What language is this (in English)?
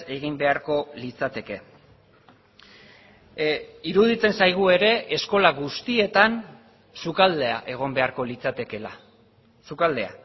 Basque